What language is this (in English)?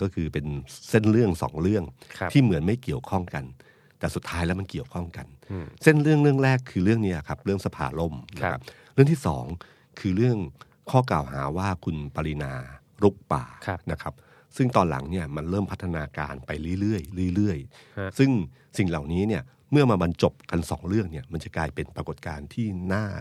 Thai